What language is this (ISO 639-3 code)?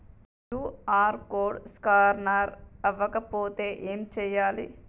tel